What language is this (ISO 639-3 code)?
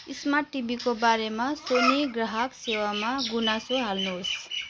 nep